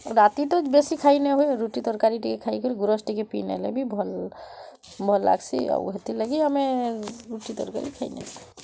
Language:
Odia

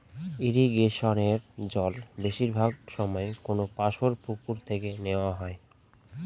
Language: Bangla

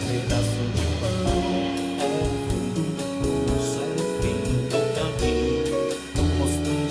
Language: Japanese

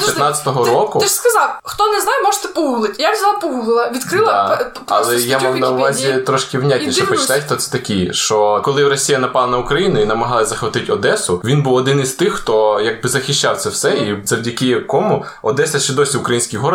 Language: Ukrainian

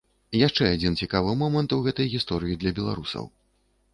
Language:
Belarusian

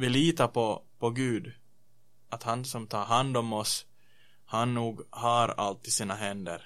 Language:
Swedish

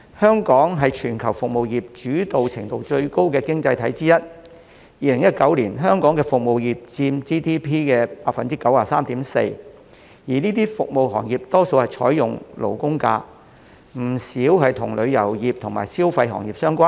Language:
Cantonese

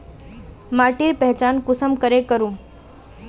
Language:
Magahi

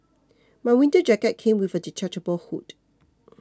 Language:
English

